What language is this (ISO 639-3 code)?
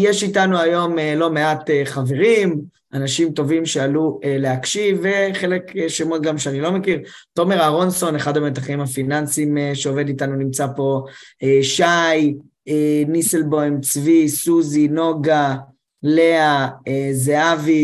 heb